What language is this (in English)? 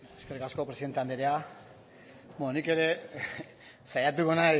Basque